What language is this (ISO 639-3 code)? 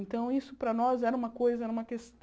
por